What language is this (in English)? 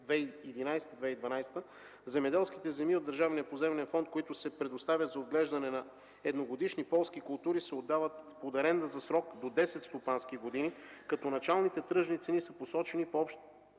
Bulgarian